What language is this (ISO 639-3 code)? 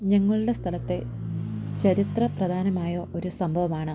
mal